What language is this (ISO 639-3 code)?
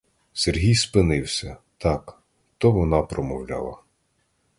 ukr